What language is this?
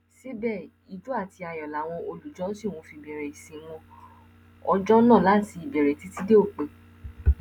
Yoruba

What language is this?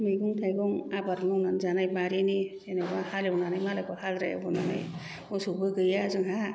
Bodo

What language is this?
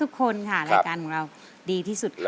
Thai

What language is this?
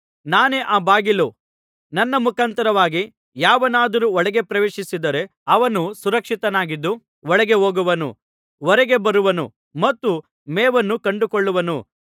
Kannada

